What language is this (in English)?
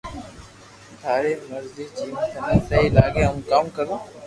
Loarki